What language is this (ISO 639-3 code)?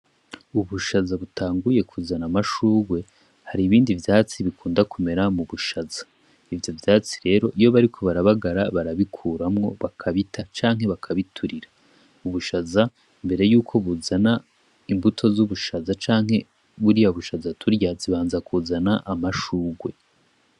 run